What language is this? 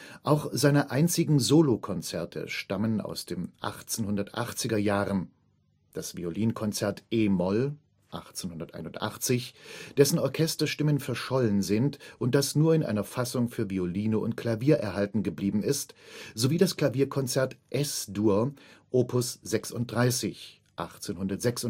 German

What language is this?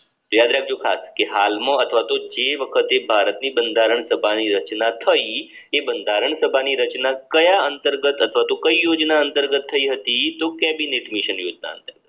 Gujarati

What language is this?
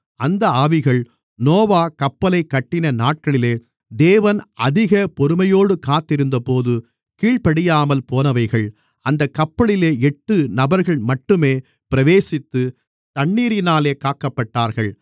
Tamil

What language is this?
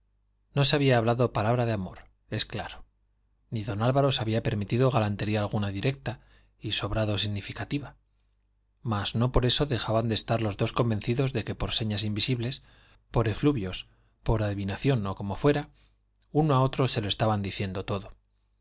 Spanish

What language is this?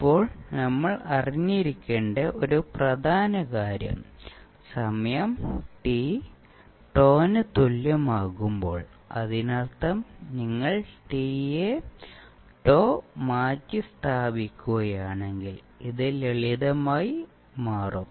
Malayalam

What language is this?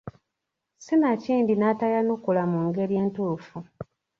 Ganda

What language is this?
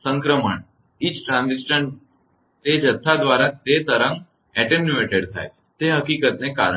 Gujarati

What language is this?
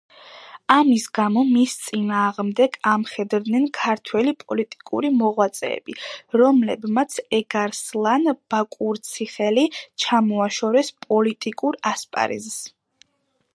Georgian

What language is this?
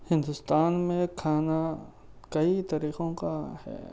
Urdu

